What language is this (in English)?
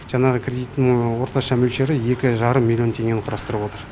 Kazakh